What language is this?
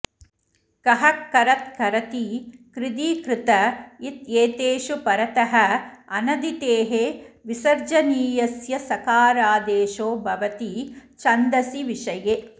Sanskrit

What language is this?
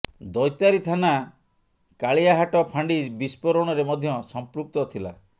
Odia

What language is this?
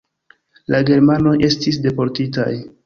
Esperanto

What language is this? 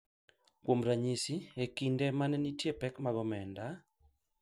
Luo (Kenya and Tanzania)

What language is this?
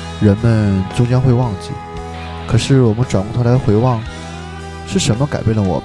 Chinese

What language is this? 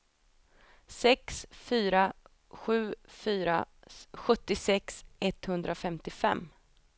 Swedish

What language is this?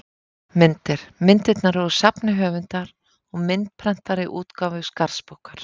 Icelandic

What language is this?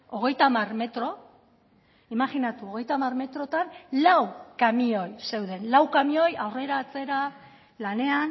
Basque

